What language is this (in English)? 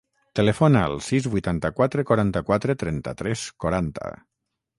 Catalan